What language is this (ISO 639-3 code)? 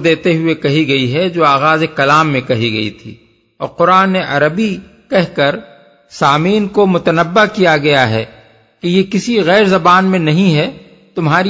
urd